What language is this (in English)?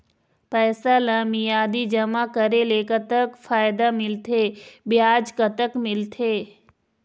Chhattisgarhi